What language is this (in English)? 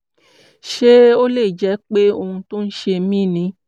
Yoruba